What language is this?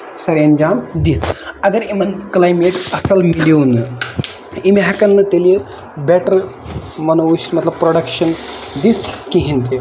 Kashmiri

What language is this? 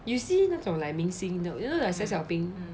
English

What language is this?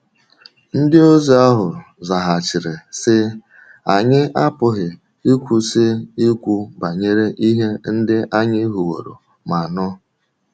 Igbo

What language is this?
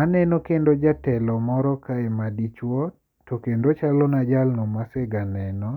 Luo (Kenya and Tanzania)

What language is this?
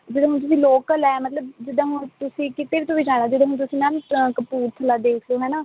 Punjabi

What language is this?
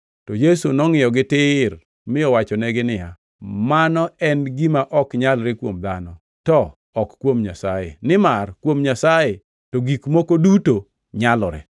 Luo (Kenya and Tanzania)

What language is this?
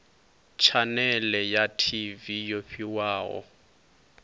Venda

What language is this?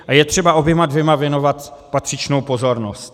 Czech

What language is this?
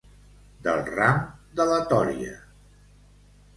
Catalan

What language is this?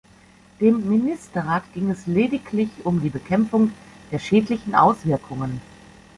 German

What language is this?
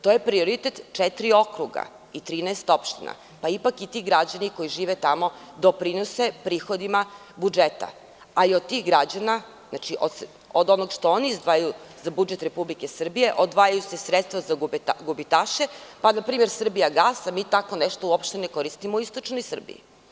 Serbian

